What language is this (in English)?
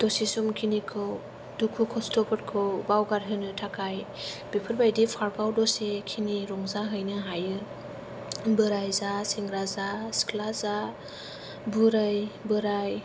Bodo